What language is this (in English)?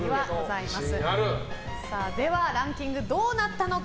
Japanese